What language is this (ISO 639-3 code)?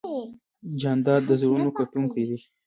pus